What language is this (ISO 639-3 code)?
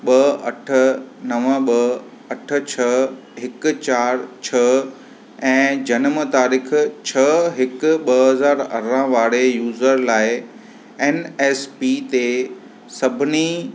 snd